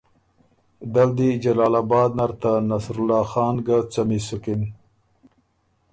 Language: Ormuri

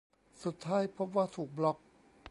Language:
Thai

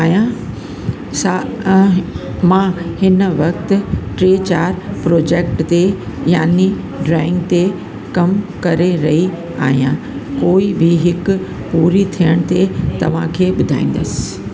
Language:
Sindhi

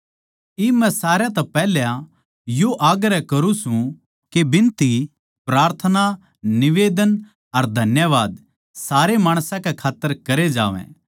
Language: Haryanvi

